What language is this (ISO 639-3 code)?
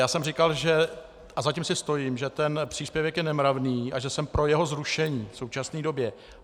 ces